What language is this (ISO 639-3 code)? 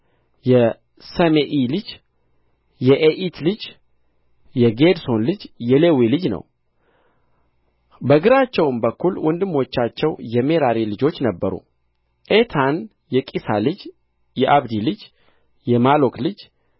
amh